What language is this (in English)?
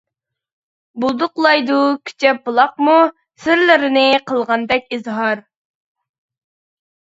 Uyghur